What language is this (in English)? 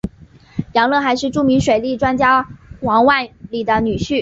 Chinese